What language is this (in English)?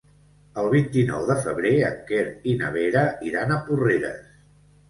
Catalan